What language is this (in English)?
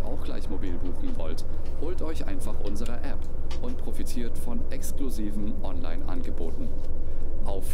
German